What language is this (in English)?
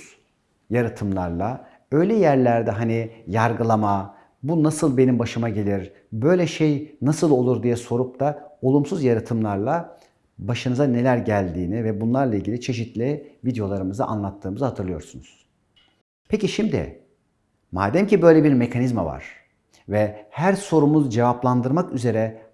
Turkish